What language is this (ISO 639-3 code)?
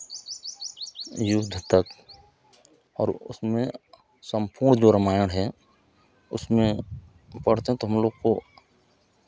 hin